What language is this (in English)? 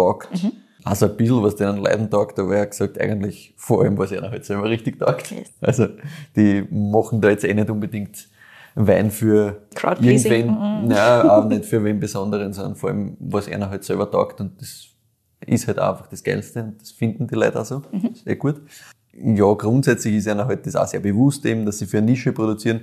German